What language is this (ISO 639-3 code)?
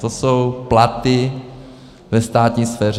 ces